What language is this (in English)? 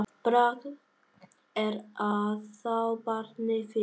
Icelandic